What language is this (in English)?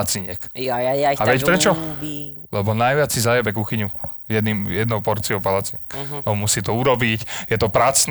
Slovak